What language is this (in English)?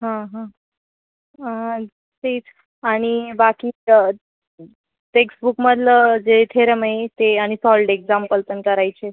Marathi